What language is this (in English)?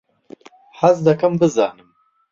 Central Kurdish